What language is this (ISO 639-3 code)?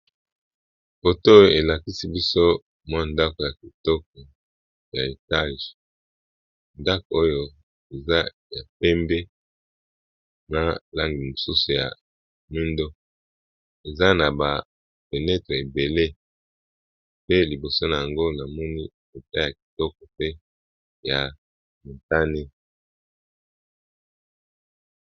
lin